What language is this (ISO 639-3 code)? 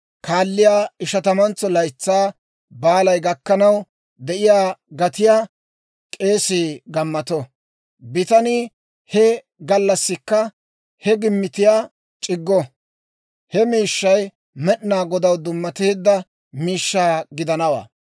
dwr